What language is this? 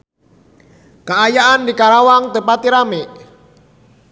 Sundanese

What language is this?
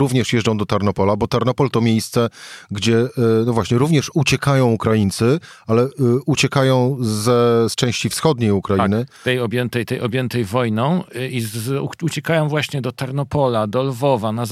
Polish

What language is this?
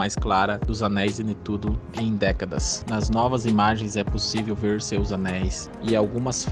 Portuguese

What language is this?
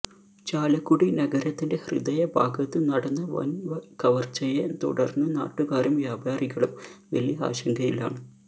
Malayalam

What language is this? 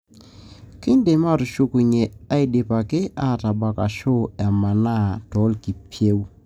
Masai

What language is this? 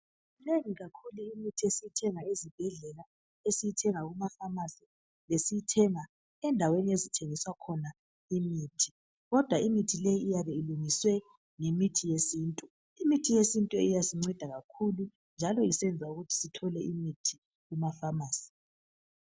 North Ndebele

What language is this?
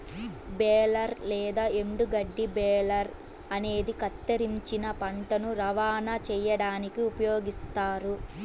Telugu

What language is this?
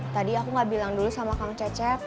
Indonesian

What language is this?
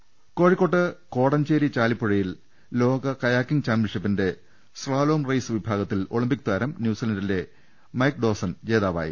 Malayalam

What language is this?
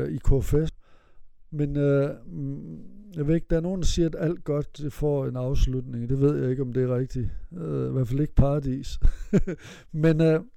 Danish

